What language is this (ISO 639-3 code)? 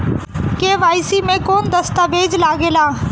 bho